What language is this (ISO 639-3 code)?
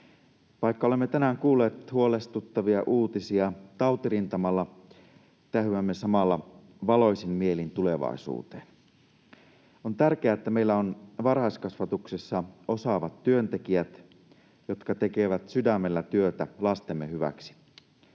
fin